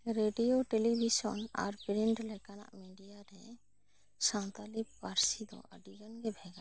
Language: Santali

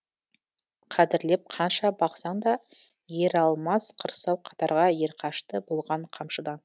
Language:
Kazakh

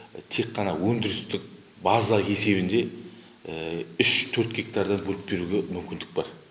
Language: Kazakh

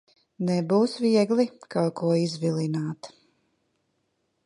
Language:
Latvian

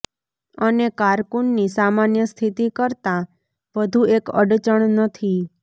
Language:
Gujarati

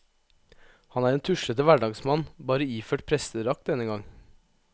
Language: Norwegian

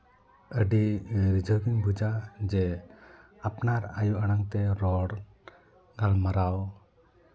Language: Santali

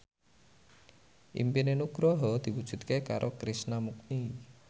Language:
Javanese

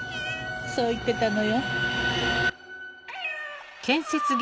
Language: Japanese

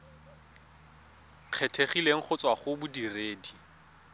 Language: Tswana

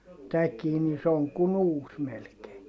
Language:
Finnish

